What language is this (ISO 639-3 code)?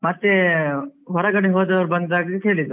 kan